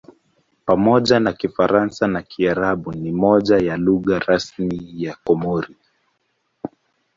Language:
Swahili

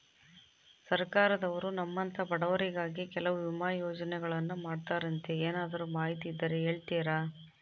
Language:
Kannada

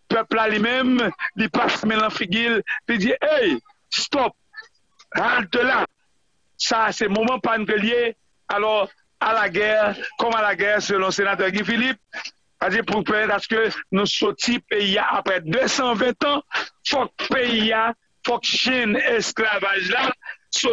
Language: French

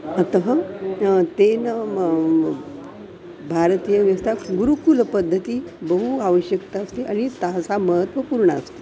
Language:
Sanskrit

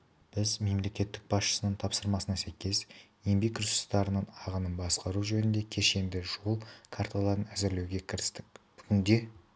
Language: Kazakh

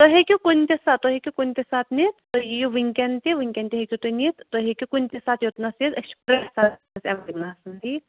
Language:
Kashmiri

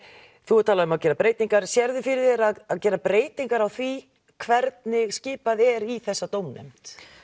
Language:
Icelandic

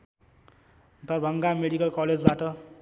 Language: Nepali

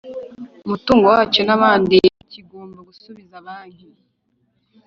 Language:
Kinyarwanda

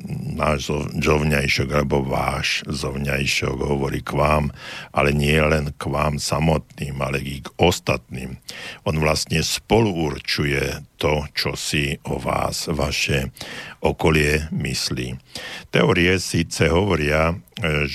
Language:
Slovak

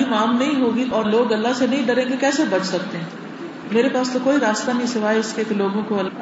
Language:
Urdu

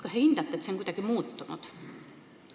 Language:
Estonian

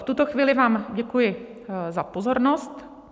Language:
Czech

